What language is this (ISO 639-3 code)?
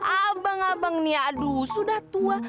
ind